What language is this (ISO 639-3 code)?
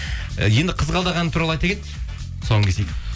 kaz